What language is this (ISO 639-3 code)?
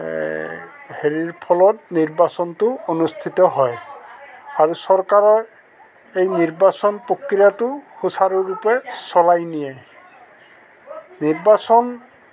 asm